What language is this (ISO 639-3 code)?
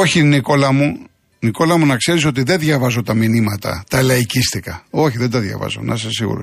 ell